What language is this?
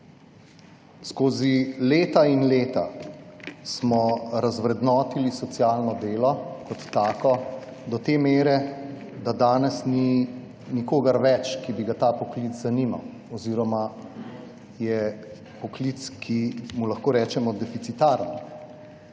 Slovenian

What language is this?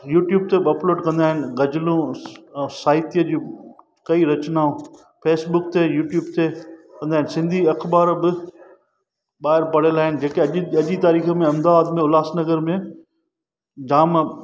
Sindhi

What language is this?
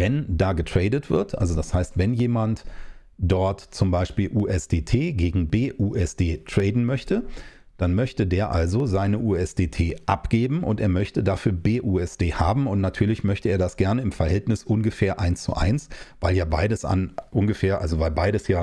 German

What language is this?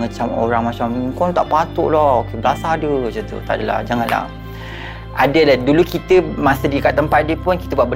Malay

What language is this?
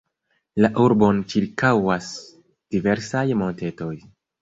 Esperanto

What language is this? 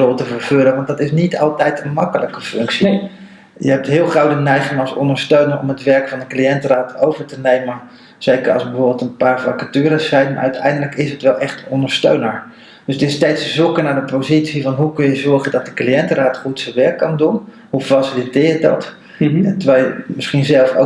Dutch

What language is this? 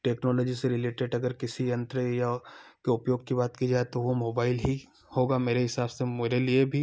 Hindi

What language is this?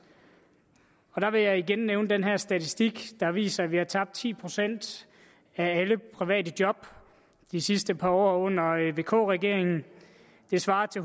Danish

